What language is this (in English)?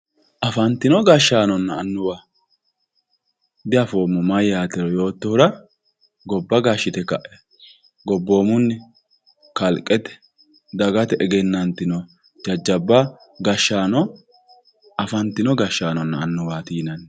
Sidamo